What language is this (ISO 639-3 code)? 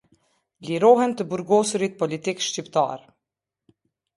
sqi